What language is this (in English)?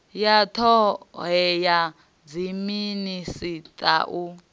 Venda